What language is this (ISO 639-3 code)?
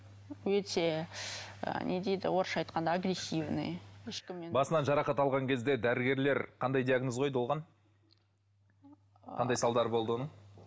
kaz